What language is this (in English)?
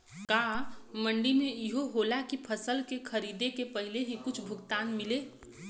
Bhojpuri